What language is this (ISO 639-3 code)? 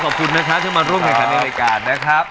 tha